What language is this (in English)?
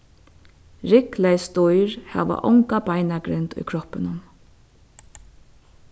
Faroese